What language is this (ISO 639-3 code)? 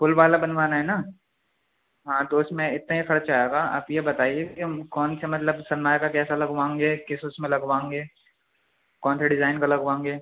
urd